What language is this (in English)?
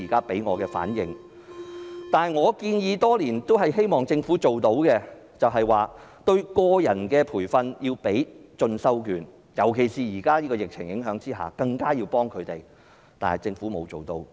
Cantonese